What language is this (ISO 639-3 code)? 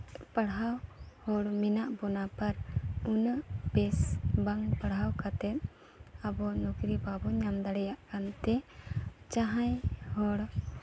sat